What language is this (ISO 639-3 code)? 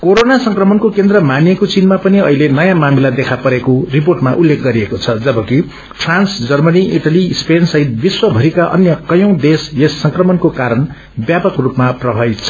nep